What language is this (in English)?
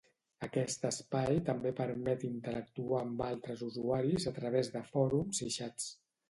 Catalan